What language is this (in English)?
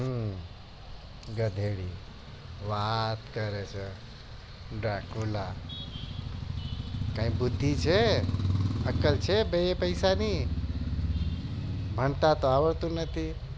Gujarati